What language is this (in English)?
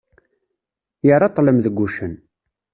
Kabyle